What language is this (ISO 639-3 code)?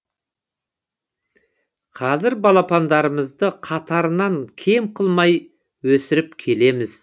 kaz